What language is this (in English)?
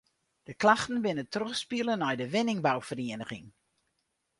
Western Frisian